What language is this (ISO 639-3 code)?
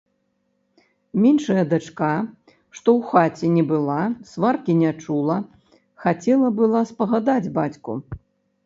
bel